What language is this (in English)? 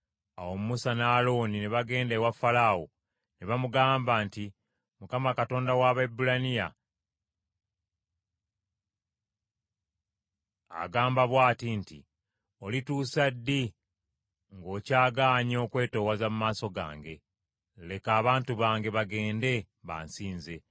Ganda